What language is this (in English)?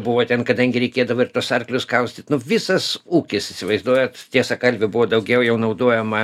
Lithuanian